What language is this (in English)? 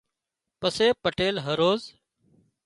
Wadiyara Koli